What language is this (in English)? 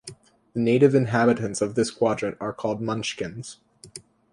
English